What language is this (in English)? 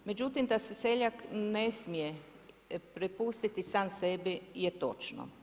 Croatian